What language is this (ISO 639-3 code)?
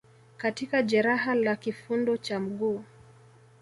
swa